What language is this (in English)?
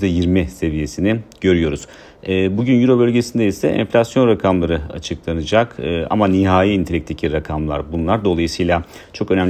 Turkish